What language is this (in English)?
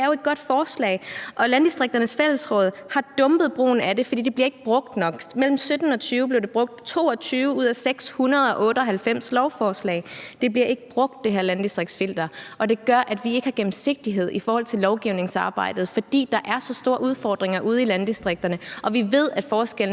Danish